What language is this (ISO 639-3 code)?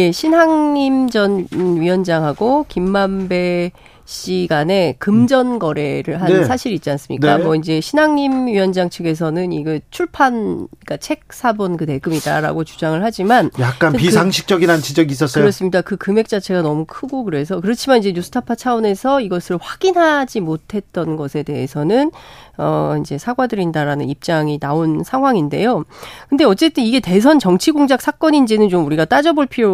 kor